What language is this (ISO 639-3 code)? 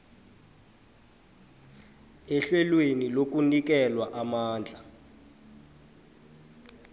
nbl